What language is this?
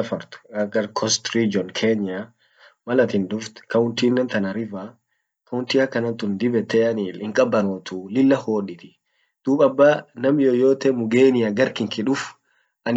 Orma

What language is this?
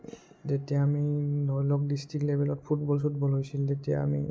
Assamese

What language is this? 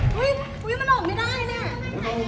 Thai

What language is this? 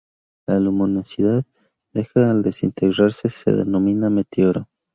Spanish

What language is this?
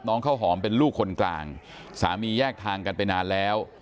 Thai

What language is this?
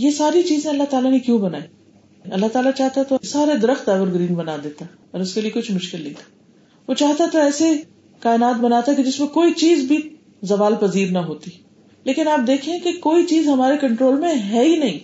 Urdu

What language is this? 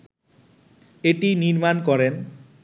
Bangla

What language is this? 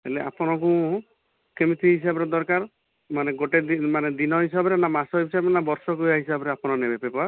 Odia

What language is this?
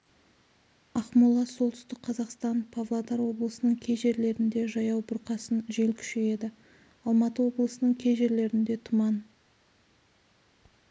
Kazakh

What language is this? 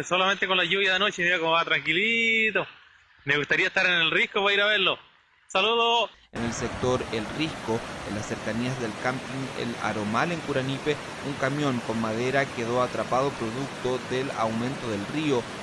Spanish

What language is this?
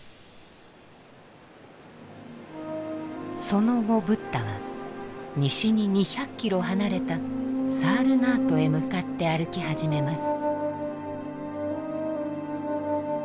Japanese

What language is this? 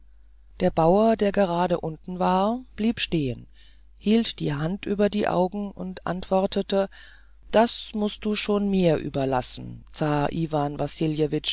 German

